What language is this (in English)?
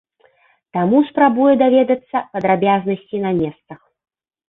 Belarusian